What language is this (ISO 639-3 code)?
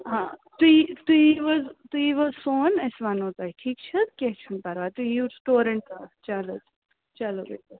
kas